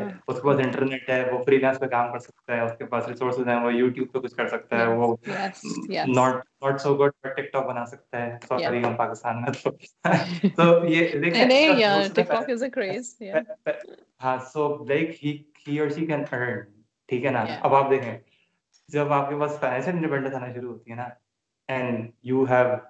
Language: Urdu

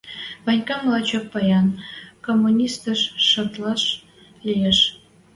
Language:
Western Mari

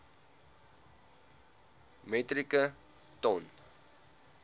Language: Afrikaans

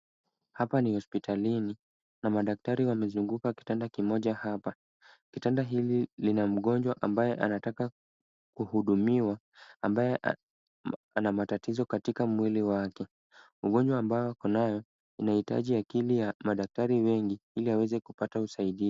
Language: Swahili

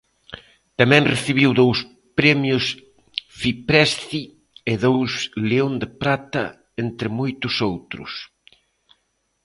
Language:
Galician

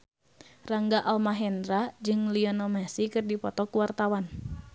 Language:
Sundanese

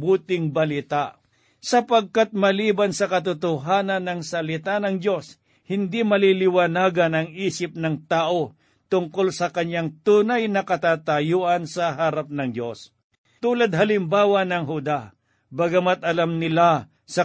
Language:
Filipino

